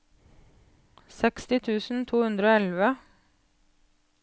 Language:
Norwegian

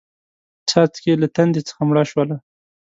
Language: Pashto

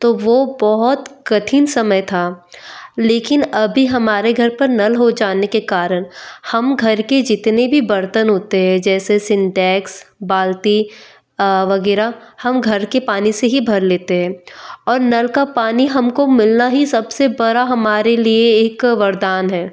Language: Hindi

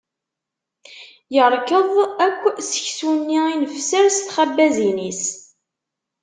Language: Kabyle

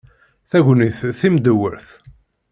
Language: Kabyle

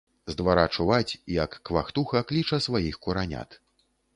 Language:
Belarusian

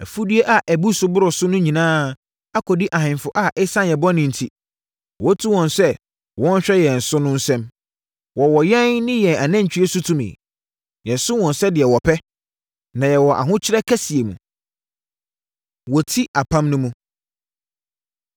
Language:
Akan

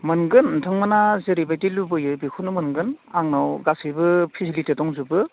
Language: Bodo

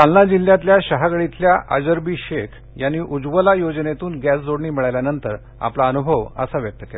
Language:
Marathi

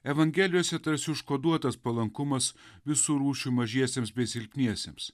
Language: Lithuanian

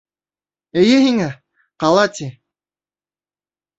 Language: Bashkir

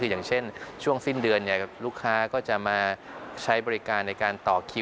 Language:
Thai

